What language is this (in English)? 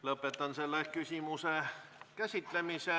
Estonian